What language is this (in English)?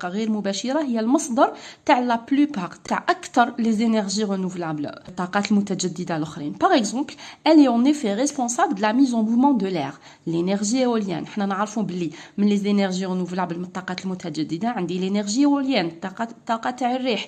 French